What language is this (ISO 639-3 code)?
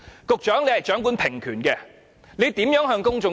yue